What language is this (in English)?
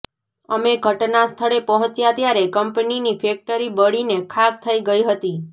Gujarati